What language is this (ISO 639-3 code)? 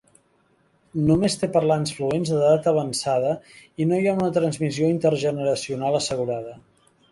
cat